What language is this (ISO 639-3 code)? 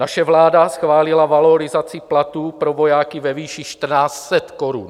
ces